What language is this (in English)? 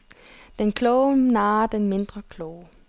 Danish